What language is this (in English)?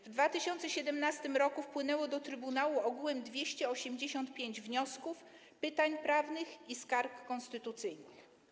Polish